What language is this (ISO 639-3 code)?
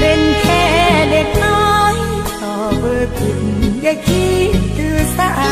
tha